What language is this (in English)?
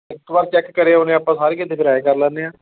Punjabi